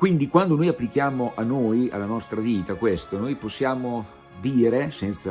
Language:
Italian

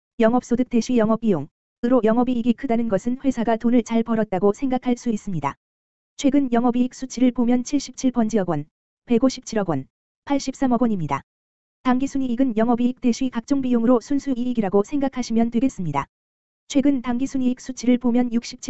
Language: Korean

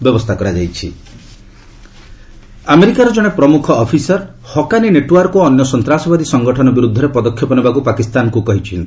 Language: Odia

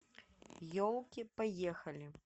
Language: Russian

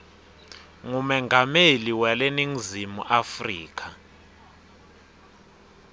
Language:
Swati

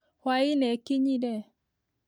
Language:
Kikuyu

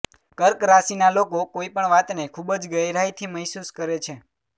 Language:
Gujarati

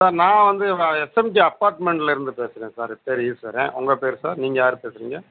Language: Tamil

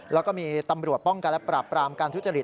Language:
Thai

